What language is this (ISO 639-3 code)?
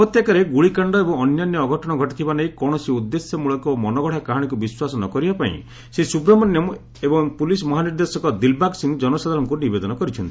ori